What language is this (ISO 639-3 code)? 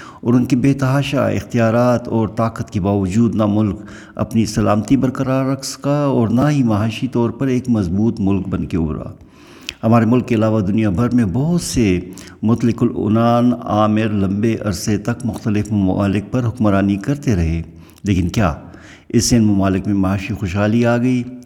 urd